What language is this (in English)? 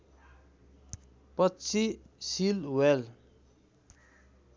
Nepali